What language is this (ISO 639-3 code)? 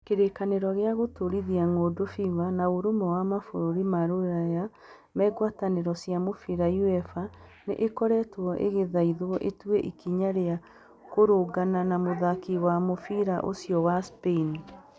kik